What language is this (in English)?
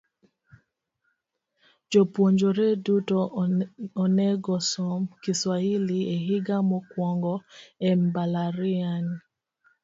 Luo (Kenya and Tanzania)